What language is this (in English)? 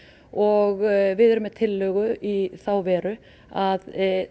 Icelandic